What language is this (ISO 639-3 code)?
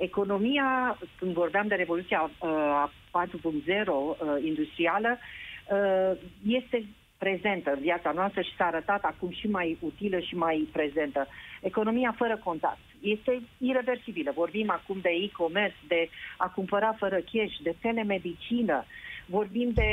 ron